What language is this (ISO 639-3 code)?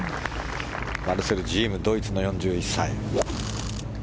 jpn